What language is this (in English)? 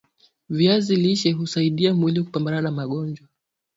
Swahili